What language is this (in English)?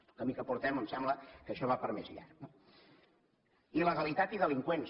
Catalan